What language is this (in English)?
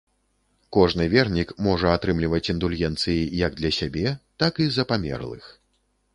Belarusian